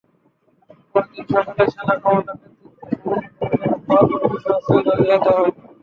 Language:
Bangla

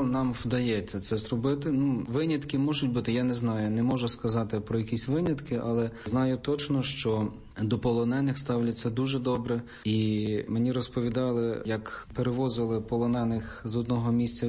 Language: Slovak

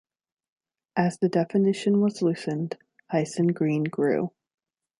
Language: English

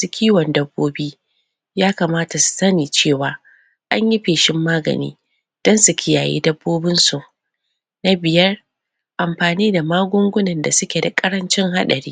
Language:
Hausa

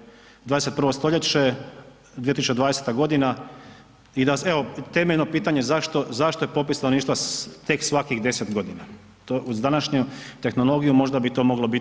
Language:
Croatian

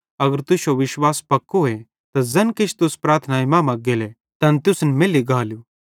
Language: Bhadrawahi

